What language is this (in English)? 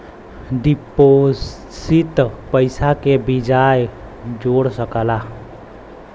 Bhojpuri